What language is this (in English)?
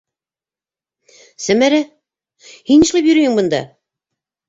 Bashkir